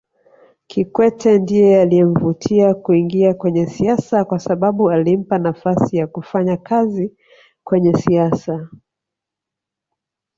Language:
Swahili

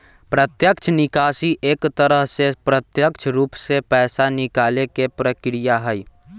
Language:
Magahi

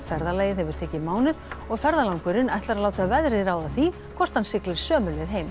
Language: Icelandic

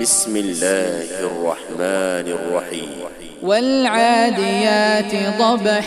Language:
Arabic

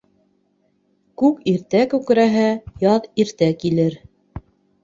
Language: Bashkir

